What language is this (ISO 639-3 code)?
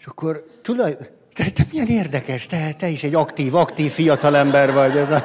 hun